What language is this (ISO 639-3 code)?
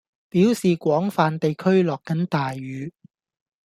yue